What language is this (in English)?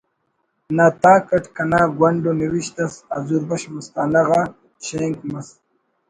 Brahui